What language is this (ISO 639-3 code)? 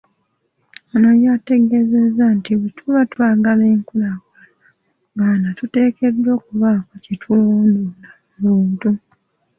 lug